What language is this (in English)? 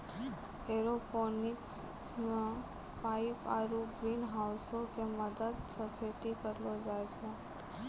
Maithili